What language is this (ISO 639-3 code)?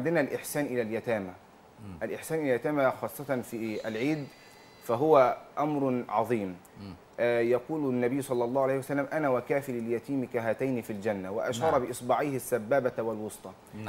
ara